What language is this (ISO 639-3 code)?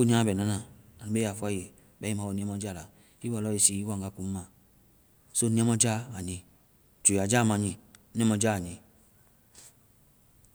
vai